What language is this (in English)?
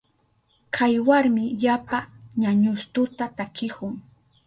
Southern Pastaza Quechua